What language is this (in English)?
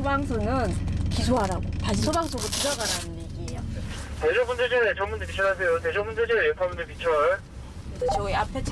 Korean